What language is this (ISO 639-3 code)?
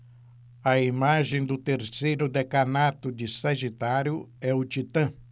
por